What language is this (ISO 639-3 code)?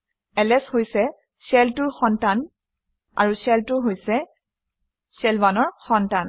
asm